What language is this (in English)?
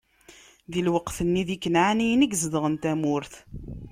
Kabyle